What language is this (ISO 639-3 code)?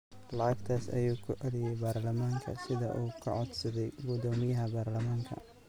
som